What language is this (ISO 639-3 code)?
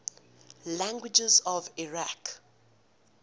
eng